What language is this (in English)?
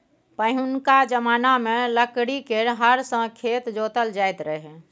Maithili